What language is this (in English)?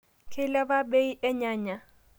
Masai